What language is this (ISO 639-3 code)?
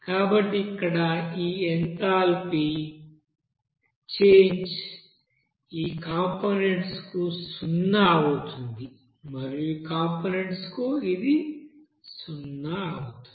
tel